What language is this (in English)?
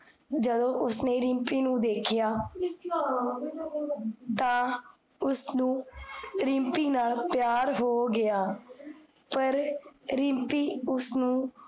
Punjabi